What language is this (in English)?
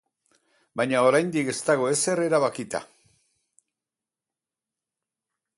Basque